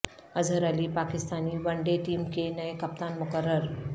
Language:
Urdu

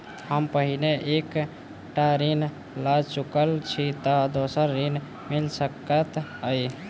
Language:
Maithili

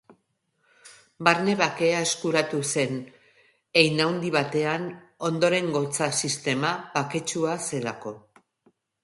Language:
Basque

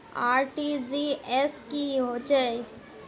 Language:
Magahi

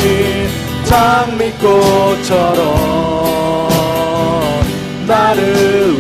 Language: Korean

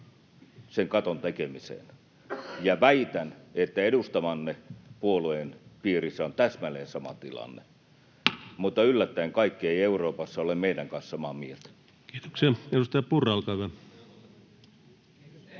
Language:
Finnish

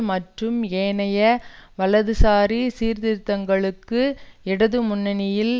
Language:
Tamil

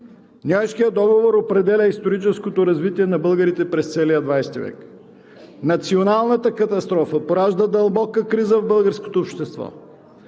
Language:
Bulgarian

